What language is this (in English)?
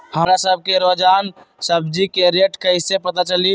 Magahi